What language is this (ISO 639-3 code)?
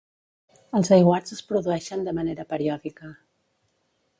cat